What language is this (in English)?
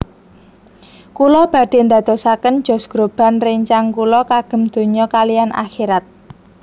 Javanese